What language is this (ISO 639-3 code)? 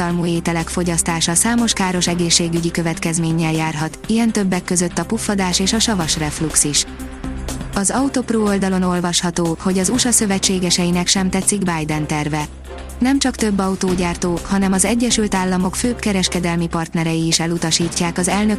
hun